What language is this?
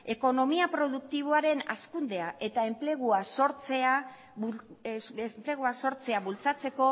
Basque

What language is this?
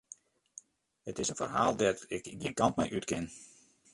Western Frisian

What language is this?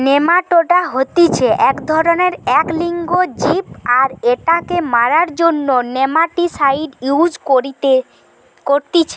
Bangla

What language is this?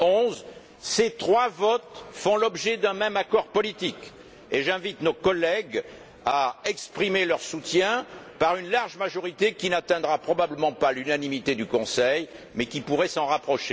French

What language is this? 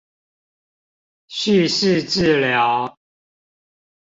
Chinese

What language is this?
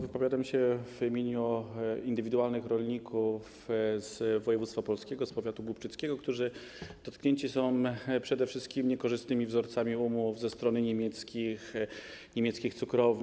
Polish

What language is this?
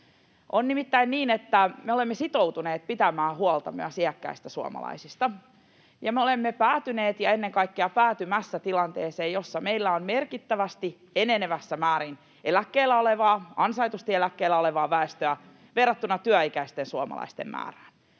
Finnish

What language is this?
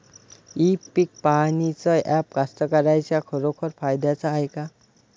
Marathi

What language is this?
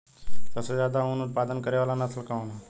Bhojpuri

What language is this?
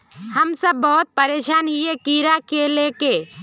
Magahi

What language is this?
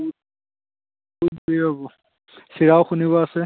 Assamese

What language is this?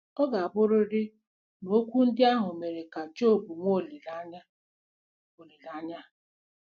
Igbo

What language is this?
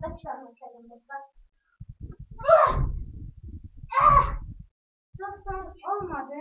Azerbaijani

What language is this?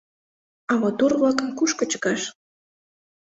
Mari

